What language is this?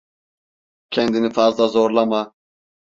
Turkish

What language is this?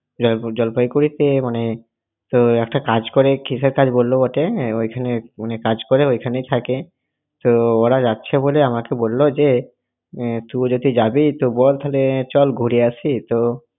Bangla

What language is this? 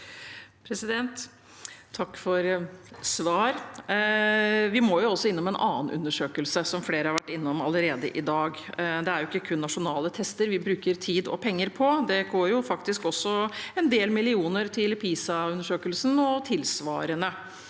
Norwegian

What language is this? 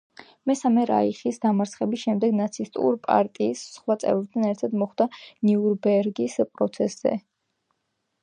Georgian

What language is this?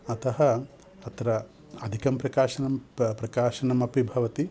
Sanskrit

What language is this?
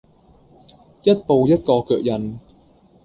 Cantonese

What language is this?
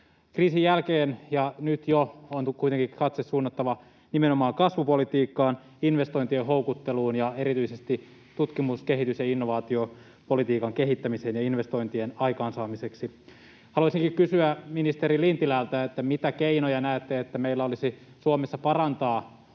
Finnish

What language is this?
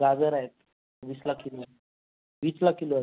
Marathi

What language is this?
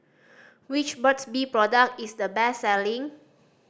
English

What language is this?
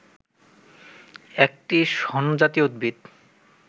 Bangla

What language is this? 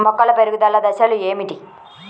Telugu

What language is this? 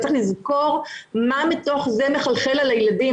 Hebrew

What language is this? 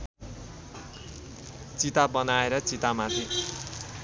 Nepali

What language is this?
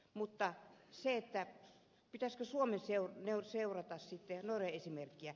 Finnish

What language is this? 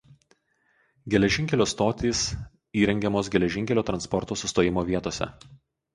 Lithuanian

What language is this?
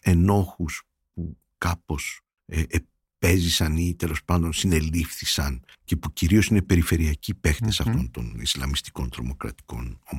Greek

